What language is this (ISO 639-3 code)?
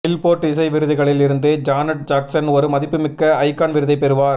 tam